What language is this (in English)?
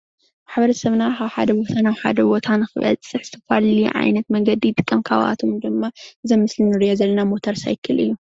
Tigrinya